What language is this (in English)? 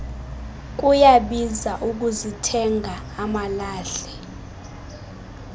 Xhosa